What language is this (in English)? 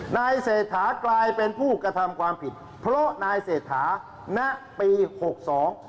Thai